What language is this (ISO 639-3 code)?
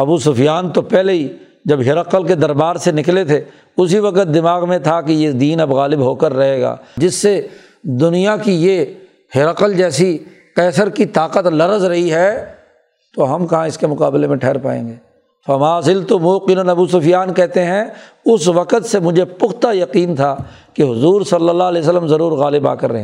urd